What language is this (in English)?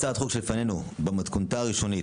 Hebrew